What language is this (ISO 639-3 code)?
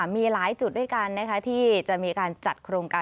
tha